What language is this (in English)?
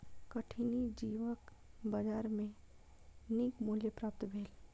Maithili